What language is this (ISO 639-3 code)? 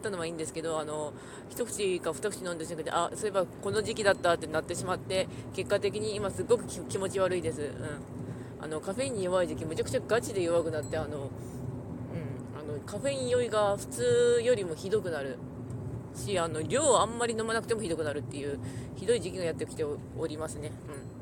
jpn